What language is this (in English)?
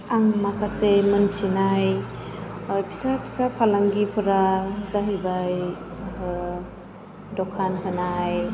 Bodo